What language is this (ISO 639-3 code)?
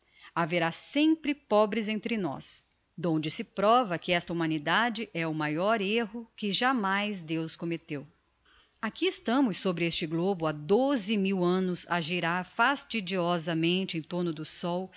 por